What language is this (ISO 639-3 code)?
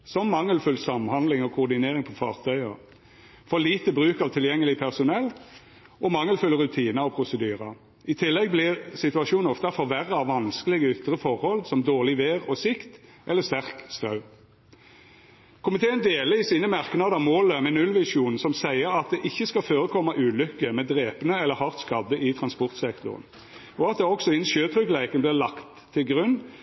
nno